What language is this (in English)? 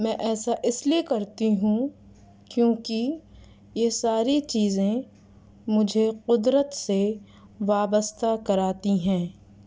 Urdu